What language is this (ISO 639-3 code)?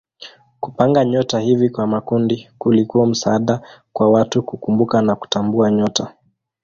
swa